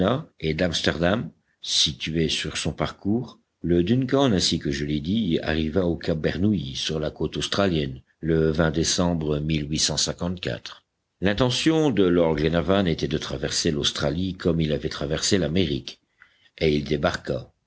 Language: French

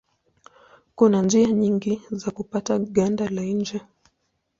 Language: Swahili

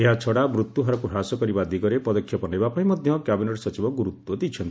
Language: Odia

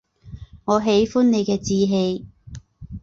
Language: Chinese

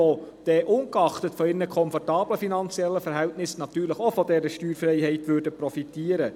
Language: Swiss German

